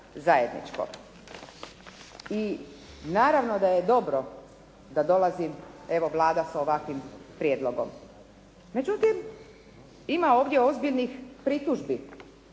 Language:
Croatian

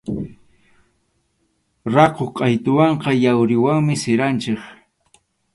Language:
Arequipa-La Unión Quechua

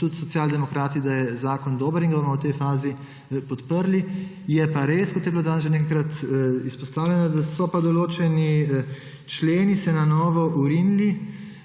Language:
Slovenian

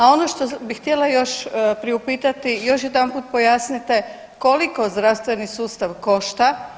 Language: Croatian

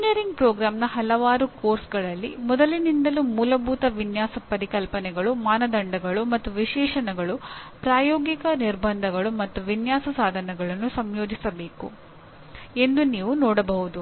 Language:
Kannada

